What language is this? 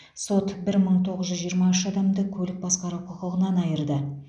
Kazakh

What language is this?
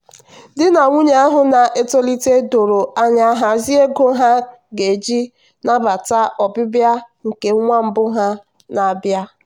Igbo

